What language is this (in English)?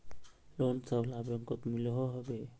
Magahi